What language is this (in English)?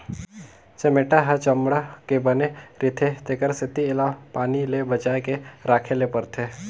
Chhattisgarhi